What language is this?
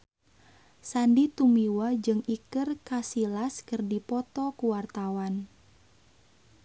Sundanese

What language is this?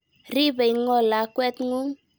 Kalenjin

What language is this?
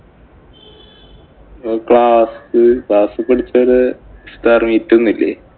Malayalam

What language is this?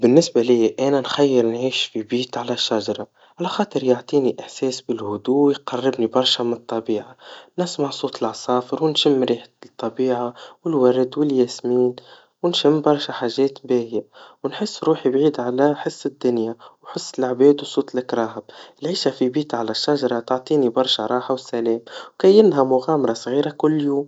Tunisian Arabic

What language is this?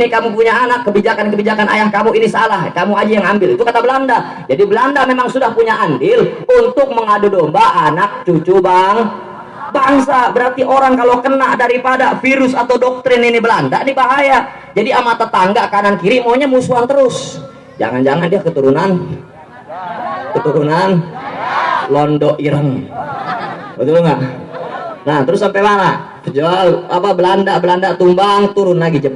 Indonesian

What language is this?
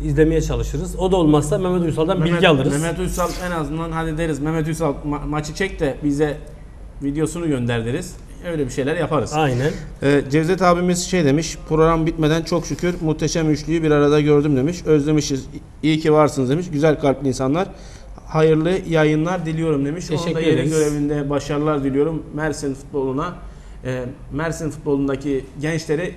Turkish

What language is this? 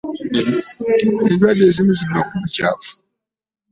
Ganda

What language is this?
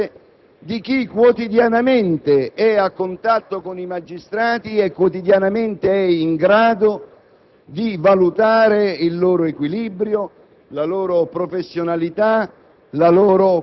Italian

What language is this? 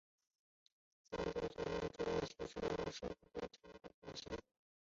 Chinese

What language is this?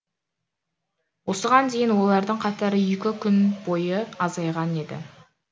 Kazakh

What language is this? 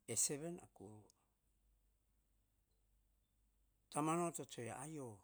Hahon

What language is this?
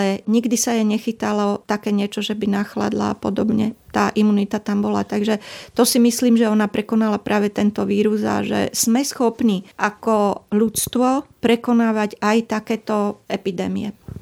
Slovak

